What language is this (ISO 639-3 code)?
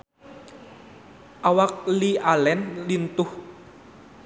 sun